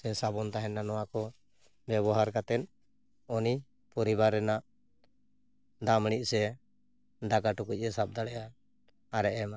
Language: Santali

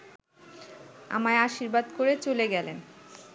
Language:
Bangla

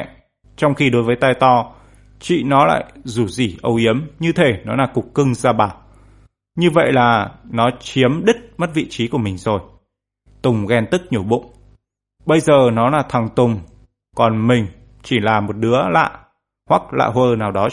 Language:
Vietnamese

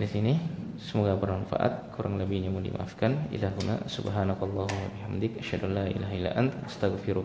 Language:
Indonesian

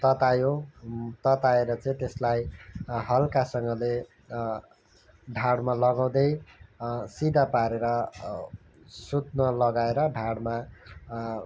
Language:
Nepali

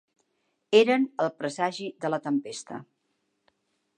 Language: Catalan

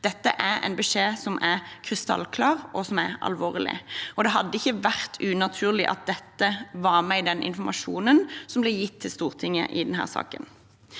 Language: Norwegian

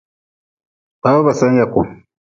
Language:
Nawdm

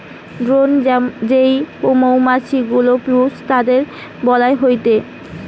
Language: Bangla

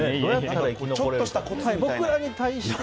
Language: Japanese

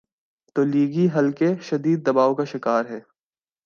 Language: Urdu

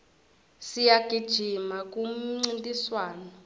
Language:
Swati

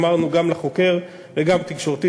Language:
Hebrew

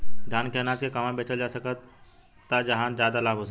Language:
Bhojpuri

